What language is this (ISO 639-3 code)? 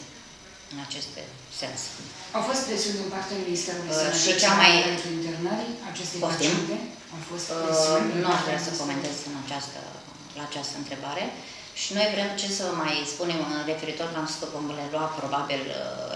ron